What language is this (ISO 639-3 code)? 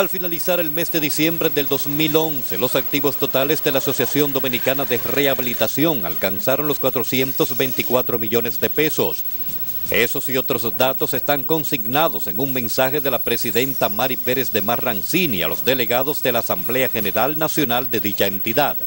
spa